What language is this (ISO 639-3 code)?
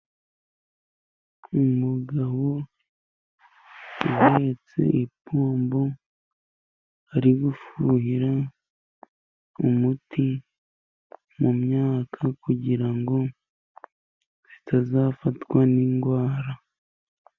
kin